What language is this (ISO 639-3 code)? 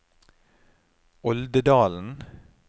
nor